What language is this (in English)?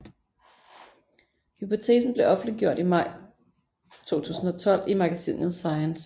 Danish